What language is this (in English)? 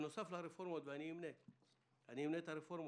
Hebrew